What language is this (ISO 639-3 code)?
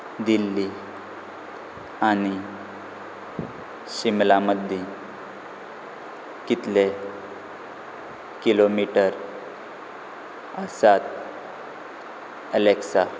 kok